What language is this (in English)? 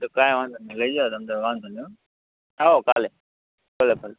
Gujarati